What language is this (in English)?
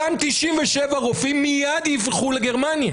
Hebrew